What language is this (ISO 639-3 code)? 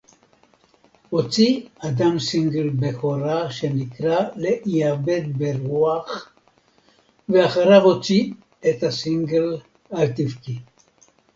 heb